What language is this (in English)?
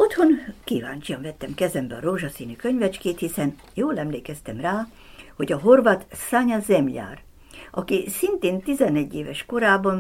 Hungarian